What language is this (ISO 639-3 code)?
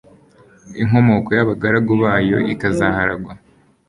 kin